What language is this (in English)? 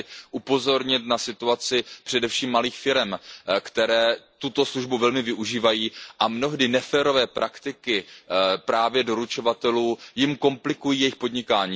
Czech